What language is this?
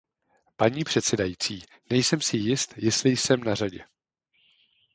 Czech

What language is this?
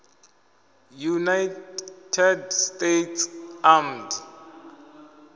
Venda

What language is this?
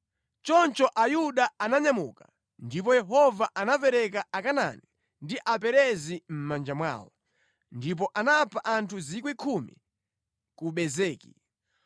Nyanja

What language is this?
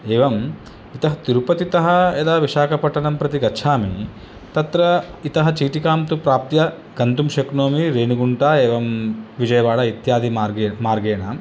Sanskrit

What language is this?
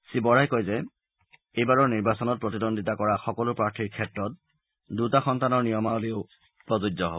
Assamese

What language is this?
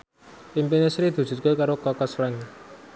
Javanese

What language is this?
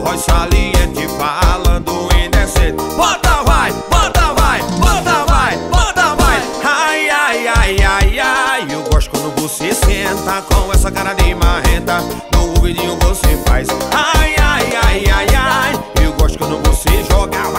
Portuguese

